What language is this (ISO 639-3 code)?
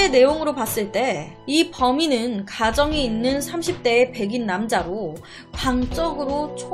kor